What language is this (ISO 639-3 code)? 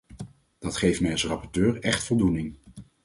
nld